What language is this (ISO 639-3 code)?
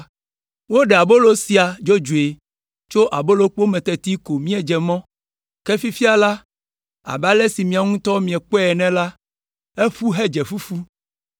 ewe